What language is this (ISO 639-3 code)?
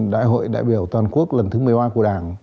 vie